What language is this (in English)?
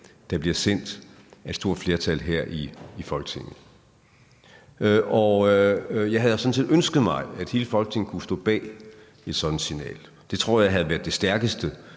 Danish